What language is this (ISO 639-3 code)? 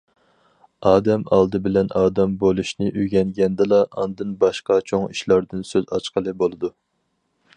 uig